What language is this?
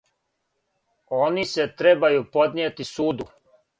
Serbian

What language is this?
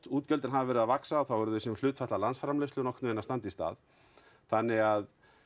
Icelandic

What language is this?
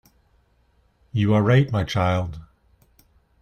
English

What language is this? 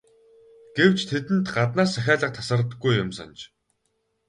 Mongolian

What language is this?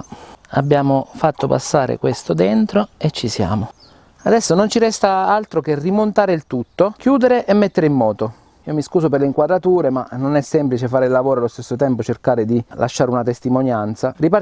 Italian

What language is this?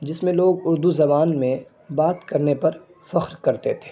Urdu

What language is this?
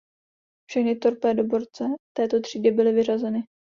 Czech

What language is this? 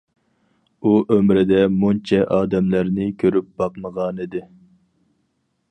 Uyghur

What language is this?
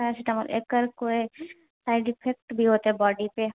Maithili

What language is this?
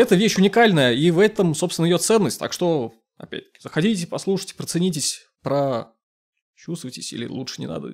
Russian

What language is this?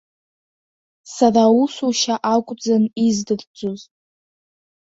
Abkhazian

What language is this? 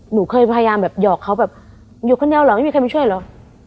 Thai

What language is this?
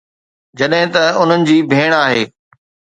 Sindhi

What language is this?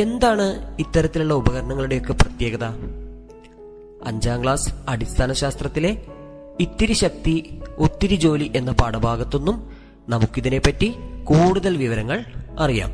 Malayalam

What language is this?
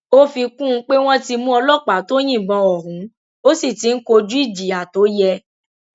Yoruba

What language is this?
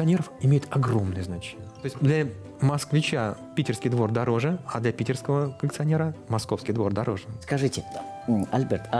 Russian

